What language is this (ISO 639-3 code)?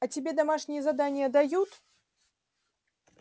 rus